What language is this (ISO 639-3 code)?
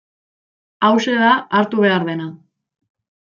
eus